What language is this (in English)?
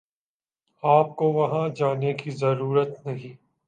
Urdu